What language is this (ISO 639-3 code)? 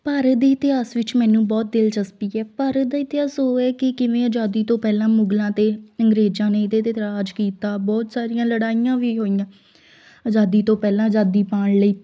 pan